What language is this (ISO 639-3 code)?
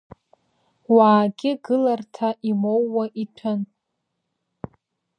abk